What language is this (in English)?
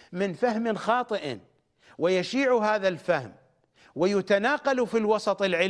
Arabic